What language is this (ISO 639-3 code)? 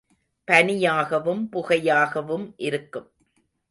tam